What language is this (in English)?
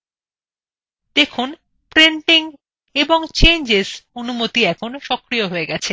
Bangla